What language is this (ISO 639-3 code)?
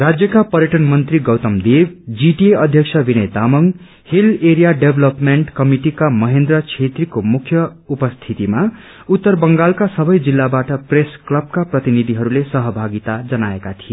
nep